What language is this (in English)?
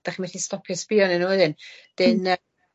Welsh